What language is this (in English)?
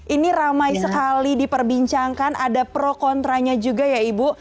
Indonesian